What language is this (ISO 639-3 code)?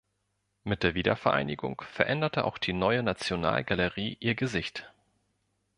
deu